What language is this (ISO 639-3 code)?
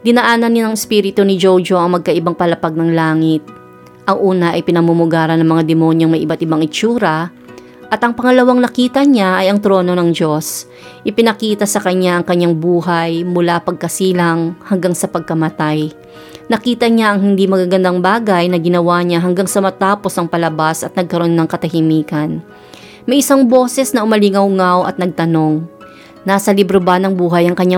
fil